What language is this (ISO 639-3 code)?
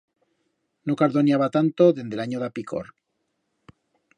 arg